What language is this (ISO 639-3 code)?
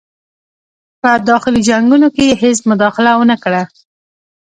pus